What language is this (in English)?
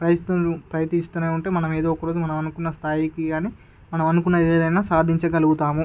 Telugu